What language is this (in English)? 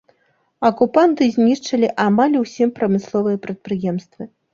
Belarusian